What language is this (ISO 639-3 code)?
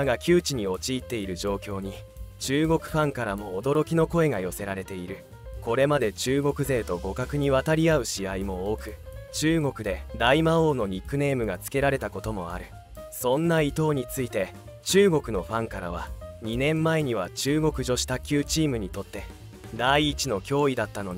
jpn